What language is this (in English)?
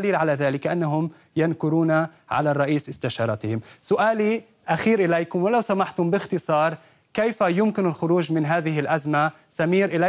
Arabic